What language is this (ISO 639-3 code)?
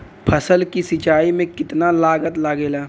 bho